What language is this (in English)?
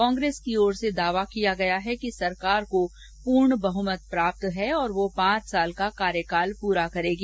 Hindi